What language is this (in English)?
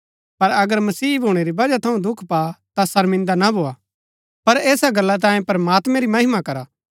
Gaddi